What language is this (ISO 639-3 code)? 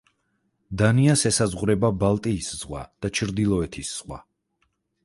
kat